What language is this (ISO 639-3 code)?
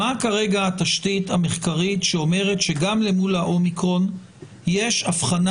heb